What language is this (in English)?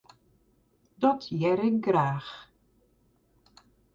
Western Frisian